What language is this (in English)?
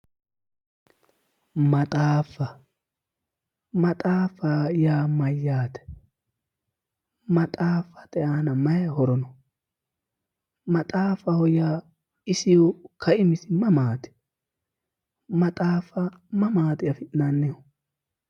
Sidamo